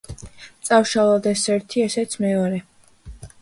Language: Georgian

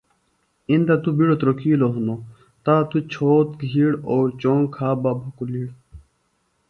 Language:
Phalura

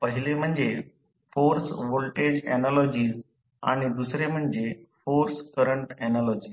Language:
Marathi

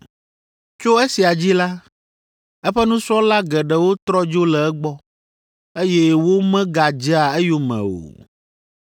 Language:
Ewe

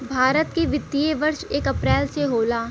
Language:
Bhojpuri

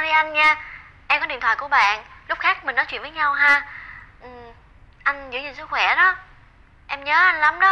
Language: Vietnamese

